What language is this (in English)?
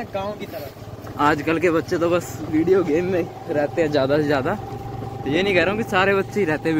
Hindi